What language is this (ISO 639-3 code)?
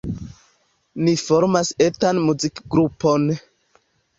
epo